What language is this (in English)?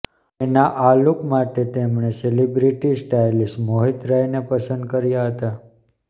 Gujarati